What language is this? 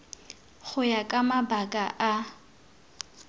Tswana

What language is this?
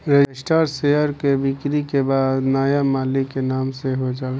Bhojpuri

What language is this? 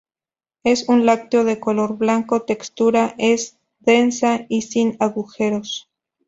Spanish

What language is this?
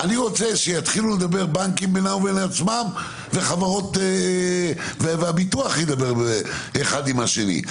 Hebrew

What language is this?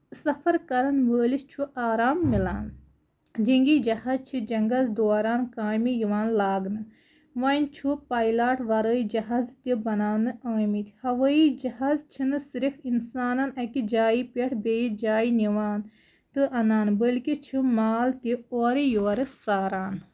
Kashmiri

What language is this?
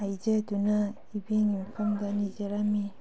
Manipuri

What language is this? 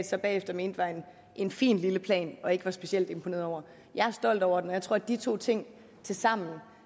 Danish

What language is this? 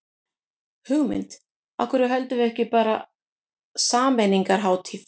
Icelandic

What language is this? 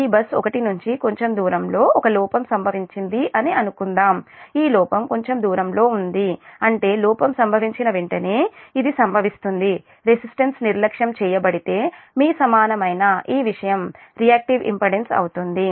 Telugu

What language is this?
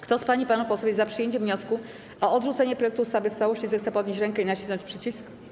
Polish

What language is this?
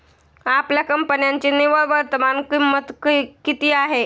Marathi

